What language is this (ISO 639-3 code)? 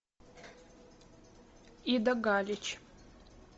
rus